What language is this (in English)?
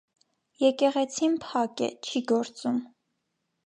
Armenian